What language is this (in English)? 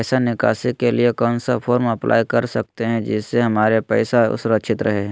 Magahi